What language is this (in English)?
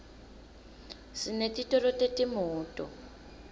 Swati